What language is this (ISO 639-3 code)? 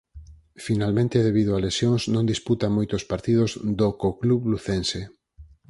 glg